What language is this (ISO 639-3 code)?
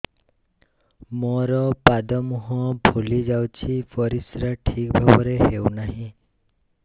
ori